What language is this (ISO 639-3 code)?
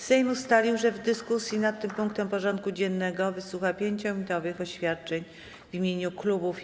pol